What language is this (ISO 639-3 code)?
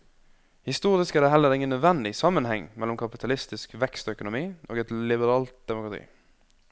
nor